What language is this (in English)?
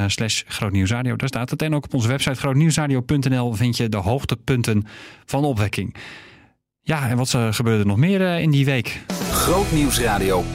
Dutch